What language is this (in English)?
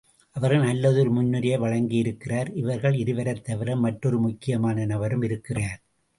Tamil